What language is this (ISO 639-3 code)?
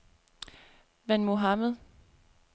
dan